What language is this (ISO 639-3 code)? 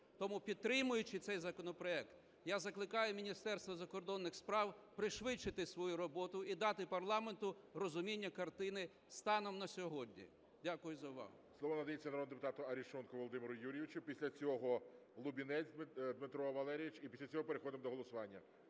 ukr